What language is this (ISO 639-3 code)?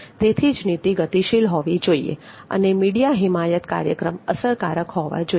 guj